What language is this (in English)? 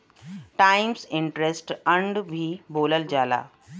Bhojpuri